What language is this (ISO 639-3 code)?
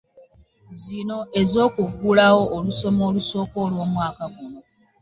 lug